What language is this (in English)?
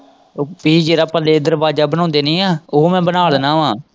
Punjabi